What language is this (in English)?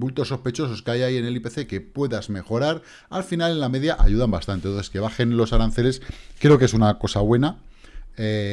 Spanish